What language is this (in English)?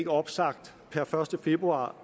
Danish